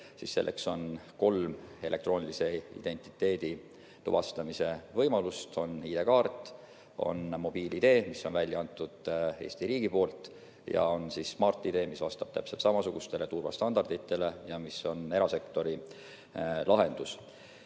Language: Estonian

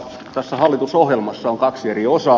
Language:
Finnish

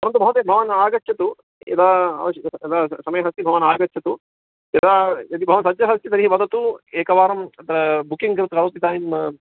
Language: Sanskrit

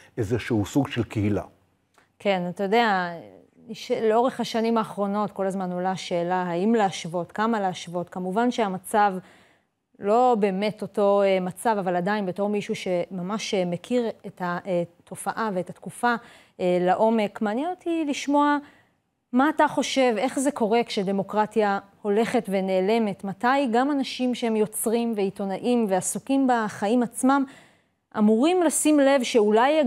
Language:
Hebrew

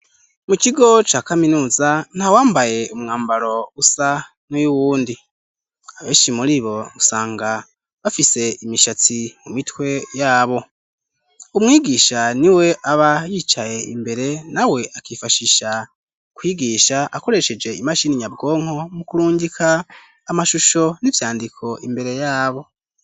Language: Rundi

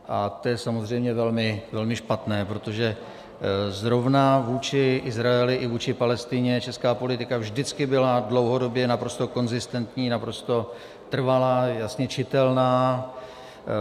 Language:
Czech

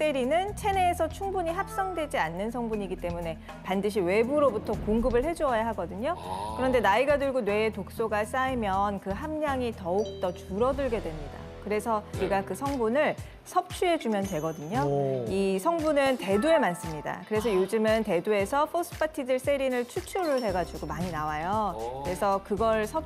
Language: Korean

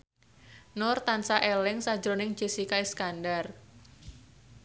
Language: Javanese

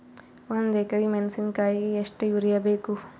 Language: Kannada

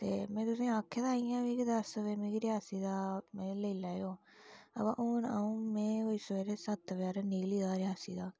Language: Dogri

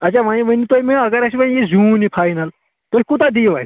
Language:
Kashmiri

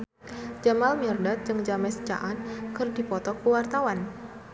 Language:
Sundanese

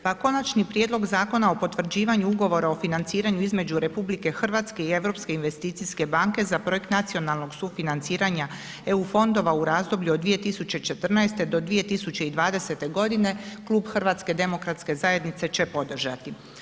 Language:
Croatian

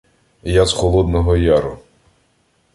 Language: Ukrainian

